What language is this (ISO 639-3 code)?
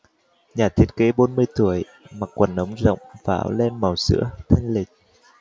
vie